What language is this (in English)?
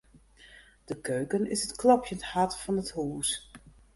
Western Frisian